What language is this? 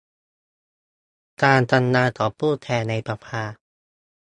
Thai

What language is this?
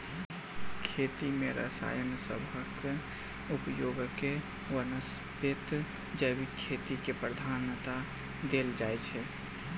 Maithili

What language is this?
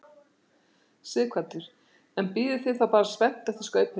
Icelandic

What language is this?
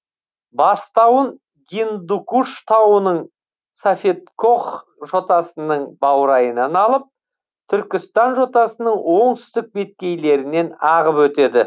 Kazakh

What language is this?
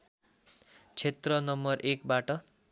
Nepali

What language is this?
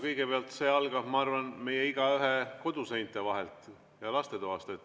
Estonian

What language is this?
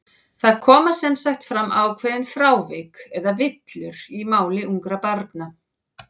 Icelandic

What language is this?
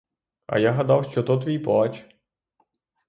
Ukrainian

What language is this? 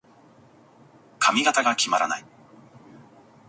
Japanese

